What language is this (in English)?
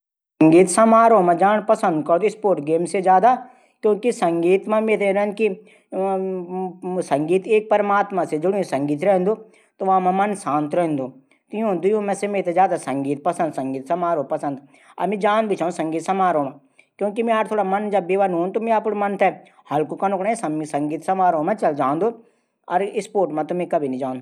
Garhwali